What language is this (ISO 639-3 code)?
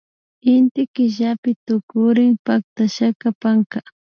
qvi